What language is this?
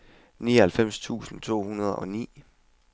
Danish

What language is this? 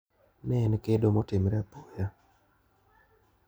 Luo (Kenya and Tanzania)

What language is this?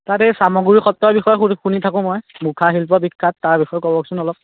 Assamese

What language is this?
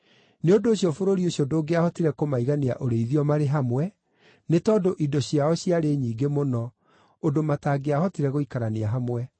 Kikuyu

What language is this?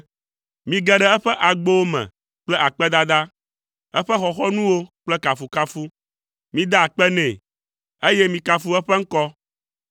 Ewe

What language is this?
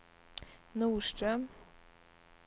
Swedish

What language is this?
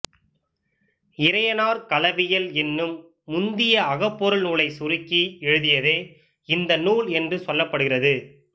Tamil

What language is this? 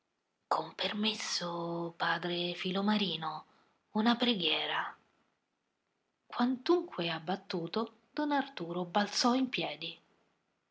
Italian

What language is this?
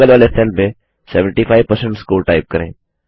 Hindi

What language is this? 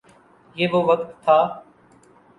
Urdu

